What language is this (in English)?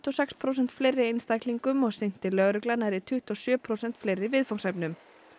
Icelandic